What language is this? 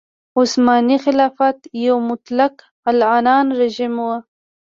Pashto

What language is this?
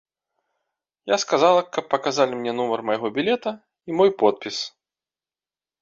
Belarusian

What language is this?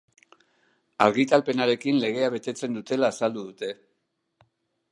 Basque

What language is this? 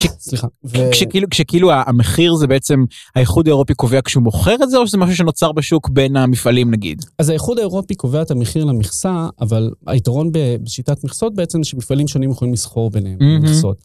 Hebrew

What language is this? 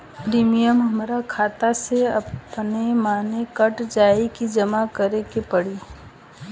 Bhojpuri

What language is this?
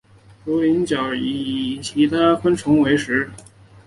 Chinese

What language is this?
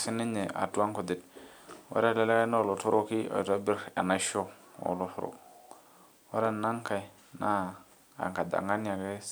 Masai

